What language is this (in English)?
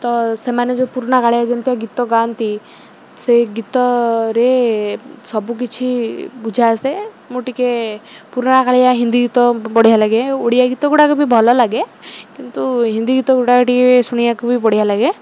Odia